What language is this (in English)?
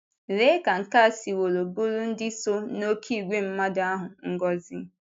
Igbo